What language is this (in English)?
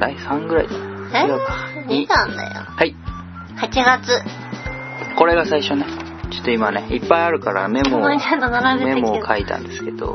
Japanese